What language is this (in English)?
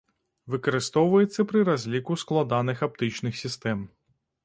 Belarusian